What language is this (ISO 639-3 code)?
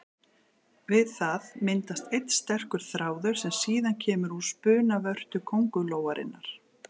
isl